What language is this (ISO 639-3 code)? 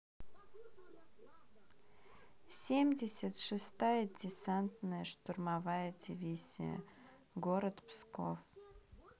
rus